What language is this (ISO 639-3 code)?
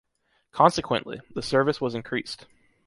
eng